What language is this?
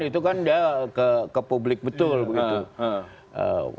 Indonesian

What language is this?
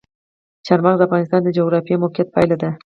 Pashto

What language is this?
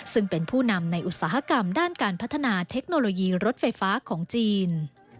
Thai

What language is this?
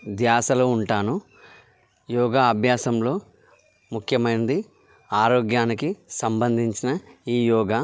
Telugu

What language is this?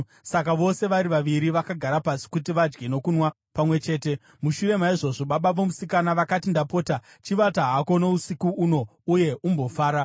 Shona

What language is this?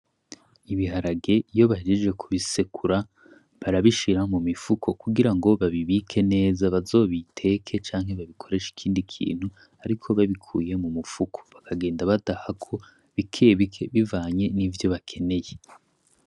Rundi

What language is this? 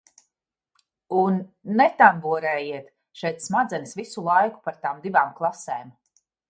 Latvian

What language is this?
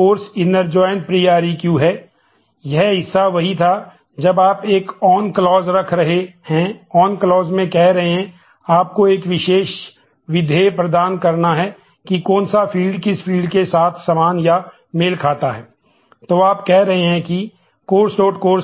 Hindi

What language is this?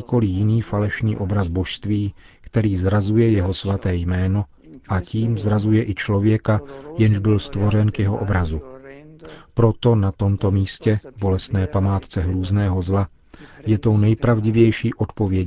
Czech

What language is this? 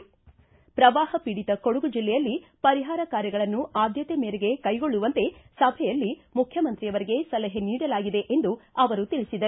Kannada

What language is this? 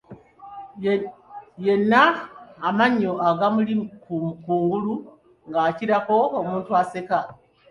Ganda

